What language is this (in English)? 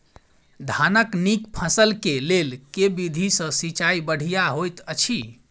Maithili